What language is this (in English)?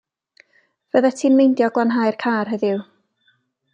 Welsh